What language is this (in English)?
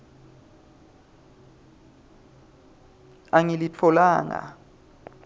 Swati